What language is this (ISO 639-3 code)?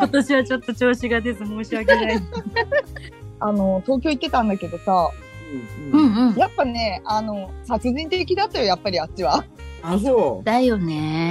jpn